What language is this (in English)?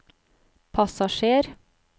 Norwegian